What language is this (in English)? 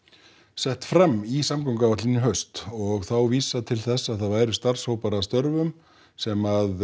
Icelandic